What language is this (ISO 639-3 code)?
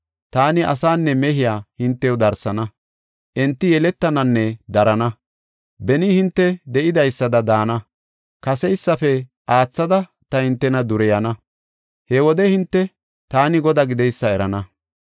gof